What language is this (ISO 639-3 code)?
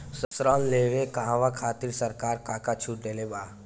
bho